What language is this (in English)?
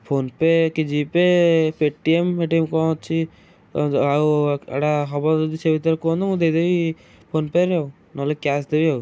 Odia